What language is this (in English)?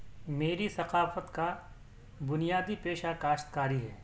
Urdu